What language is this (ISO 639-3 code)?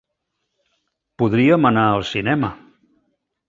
cat